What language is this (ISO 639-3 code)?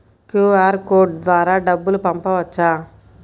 tel